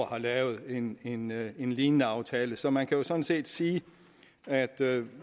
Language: Danish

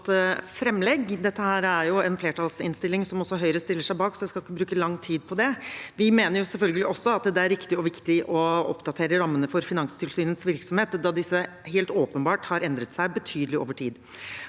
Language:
Norwegian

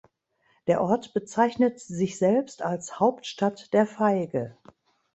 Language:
German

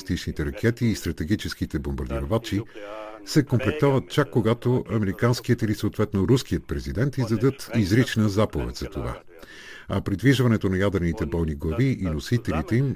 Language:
Bulgarian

